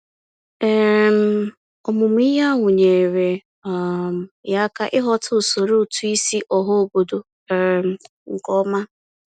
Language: Igbo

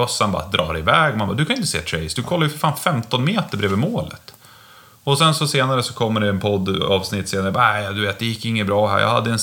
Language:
Swedish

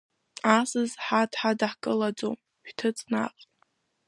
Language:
Abkhazian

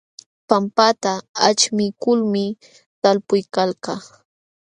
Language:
Jauja Wanca Quechua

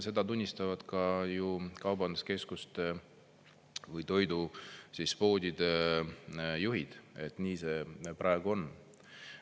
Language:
Estonian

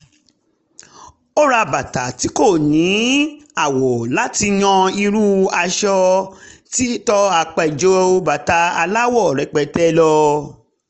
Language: Yoruba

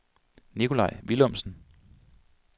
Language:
Danish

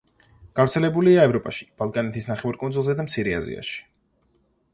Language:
Georgian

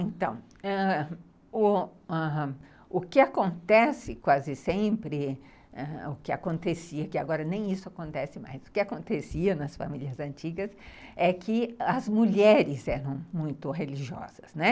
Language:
Portuguese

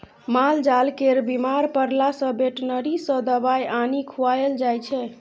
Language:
Maithili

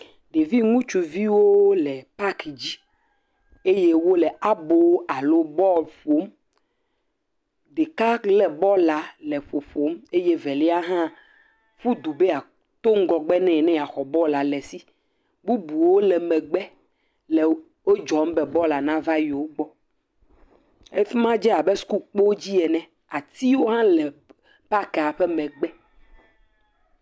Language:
Ewe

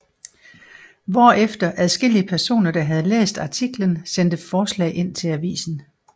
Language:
Danish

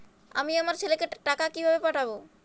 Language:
Bangla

